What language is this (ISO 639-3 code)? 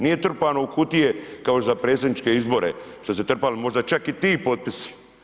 hrv